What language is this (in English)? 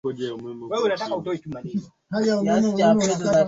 Swahili